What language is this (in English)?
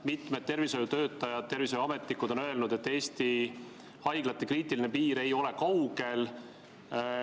Estonian